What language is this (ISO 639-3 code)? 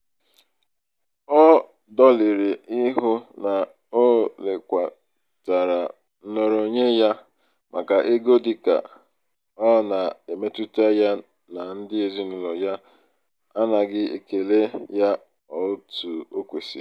ibo